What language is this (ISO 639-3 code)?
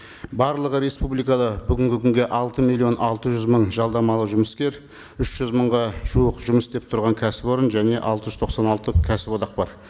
kaz